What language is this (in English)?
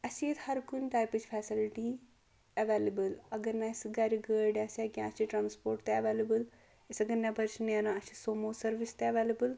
Kashmiri